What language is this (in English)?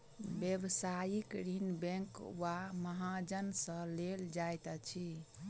Maithili